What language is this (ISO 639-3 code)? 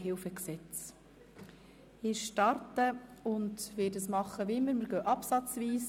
gsw